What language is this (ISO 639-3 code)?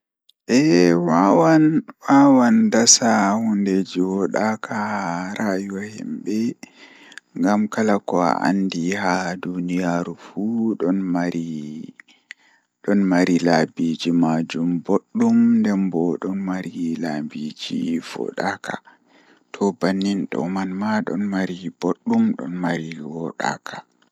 ful